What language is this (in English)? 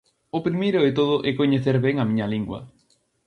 Galician